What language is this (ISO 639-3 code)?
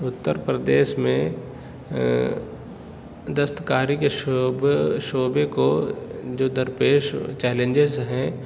urd